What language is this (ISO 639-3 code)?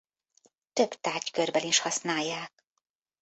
hun